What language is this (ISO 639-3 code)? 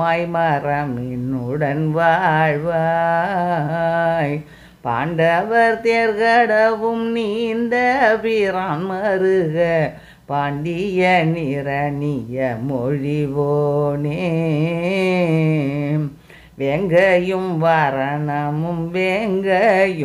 vie